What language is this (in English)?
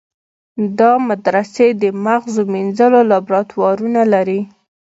Pashto